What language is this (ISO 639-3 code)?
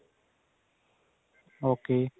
pan